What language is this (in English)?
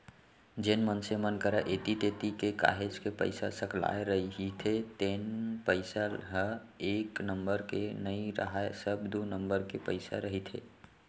Chhattisgarhi